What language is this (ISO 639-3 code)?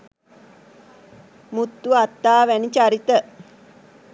sin